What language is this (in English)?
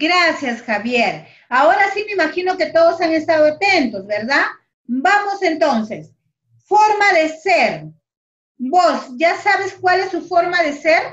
Spanish